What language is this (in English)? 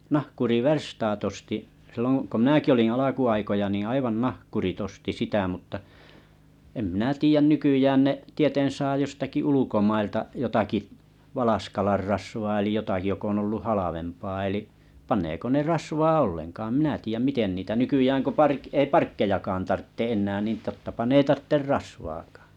Finnish